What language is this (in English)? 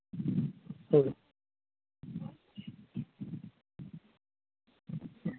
Santali